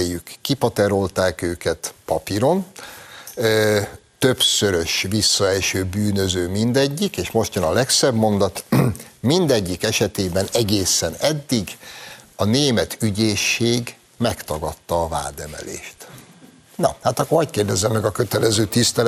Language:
Hungarian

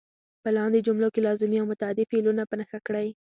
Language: Pashto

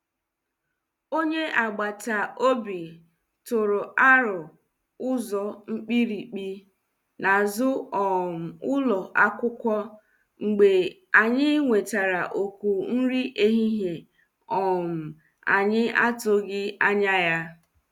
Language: Igbo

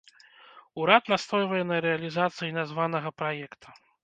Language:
Belarusian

